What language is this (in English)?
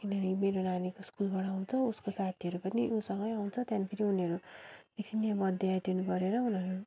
Nepali